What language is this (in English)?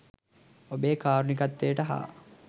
Sinhala